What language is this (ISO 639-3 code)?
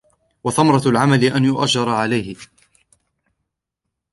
ara